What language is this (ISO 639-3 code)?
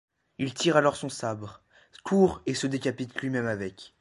fra